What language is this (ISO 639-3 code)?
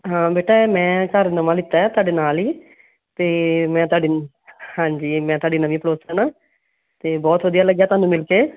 pan